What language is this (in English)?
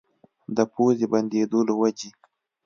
Pashto